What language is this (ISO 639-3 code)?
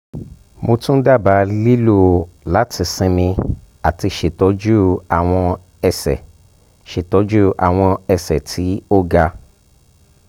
yor